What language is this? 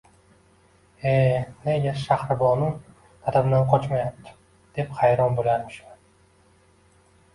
Uzbek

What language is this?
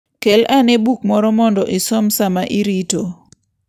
Luo (Kenya and Tanzania)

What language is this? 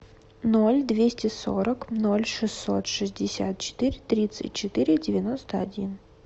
Russian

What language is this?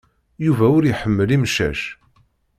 Kabyle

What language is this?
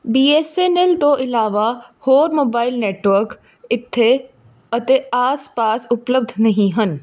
Punjabi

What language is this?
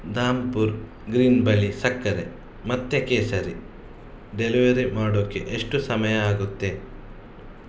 Kannada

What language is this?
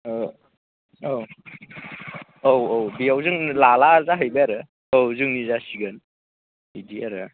Bodo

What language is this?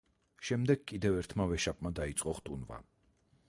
Georgian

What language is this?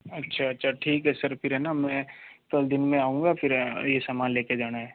Hindi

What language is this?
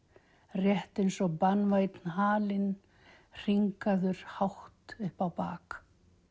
Icelandic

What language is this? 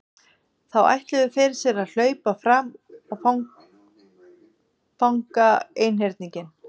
Icelandic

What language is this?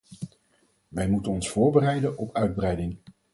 Dutch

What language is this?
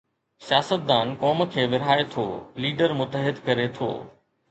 Sindhi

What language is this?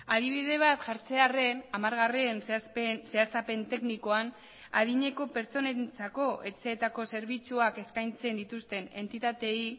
Basque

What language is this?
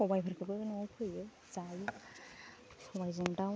Bodo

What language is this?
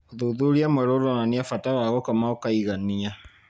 Kikuyu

